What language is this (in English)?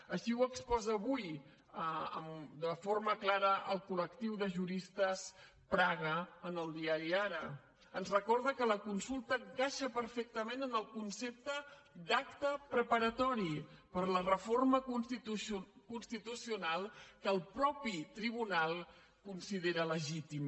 Catalan